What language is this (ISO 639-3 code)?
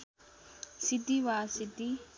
nep